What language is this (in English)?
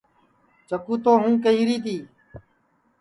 Sansi